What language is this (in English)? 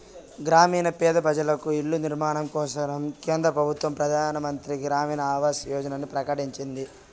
Telugu